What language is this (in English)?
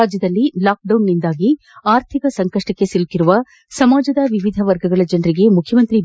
Kannada